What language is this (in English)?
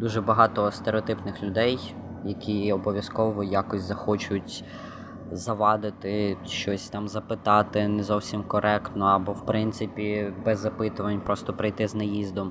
Ukrainian